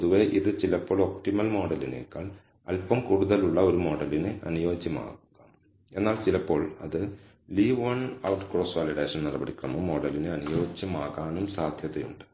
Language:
Malayalam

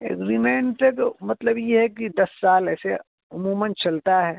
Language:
Urdu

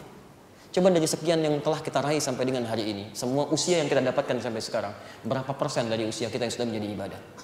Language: Indonesian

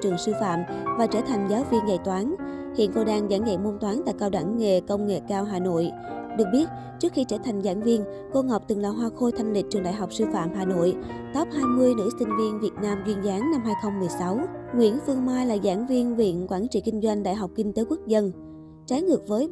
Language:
Vietnamese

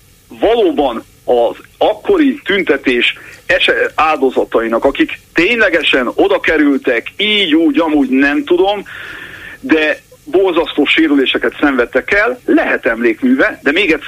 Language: Hungarian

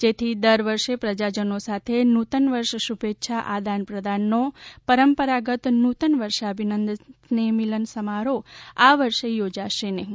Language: Gujarati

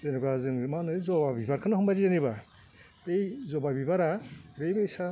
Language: Bodo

